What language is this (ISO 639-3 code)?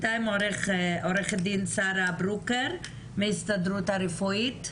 heb